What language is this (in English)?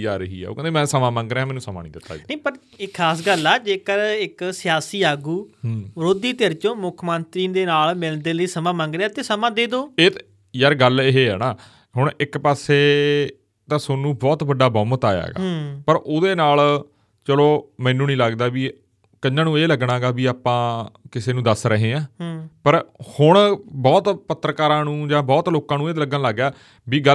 Punjabi